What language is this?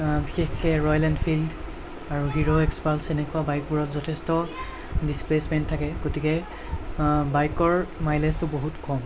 Assamese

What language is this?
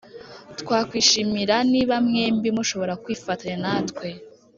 Kinyarwanda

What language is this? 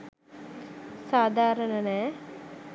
Sinhala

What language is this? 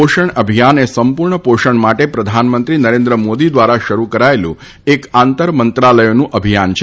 Gujarati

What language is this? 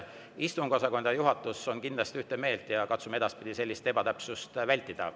Estonian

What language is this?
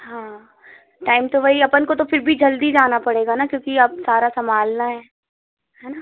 Hindi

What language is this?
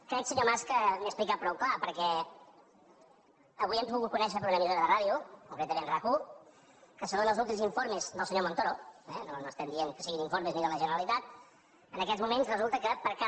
Catalan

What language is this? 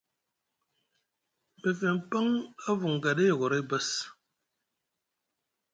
Musgu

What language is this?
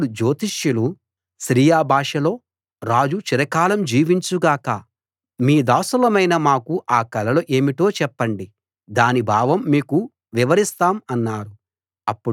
Telugu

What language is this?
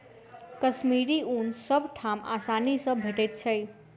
Maithili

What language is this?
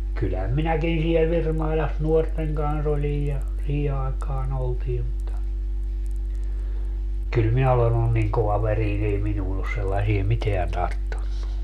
Finnish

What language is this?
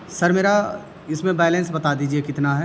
Urdu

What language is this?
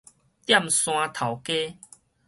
Min Nan Chinese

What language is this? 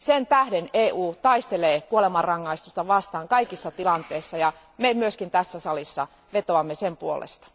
Finnish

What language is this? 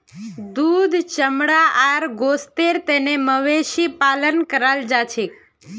Magahi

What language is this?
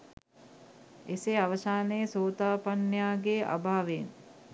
Sinhala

